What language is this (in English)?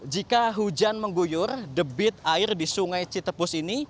Indonesian